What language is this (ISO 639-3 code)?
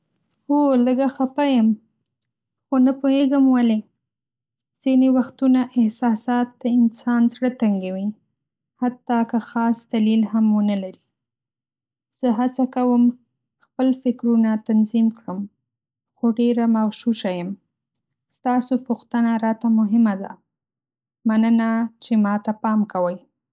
pus